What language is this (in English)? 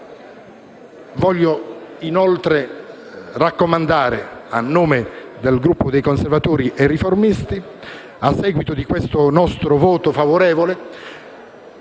Italian